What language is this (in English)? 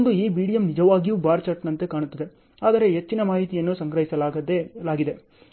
Kannada